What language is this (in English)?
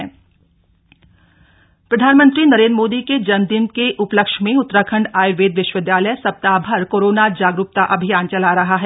Hindi